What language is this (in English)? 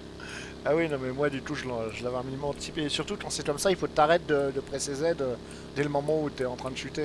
French